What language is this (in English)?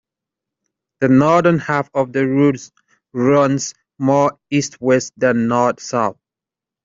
English